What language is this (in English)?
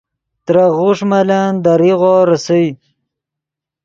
Yidgha